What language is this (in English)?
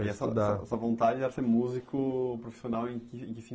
Portuguese